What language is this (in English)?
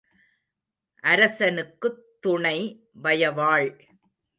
Tamil